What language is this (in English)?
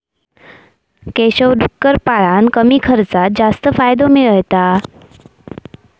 Marathi